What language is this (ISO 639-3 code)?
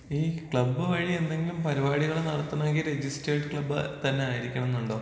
mal